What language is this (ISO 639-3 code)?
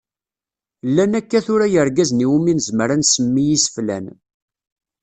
kab